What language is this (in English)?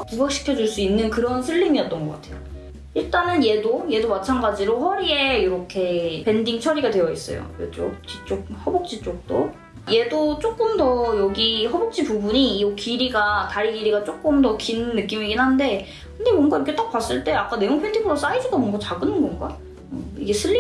Korean